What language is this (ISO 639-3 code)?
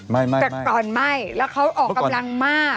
tha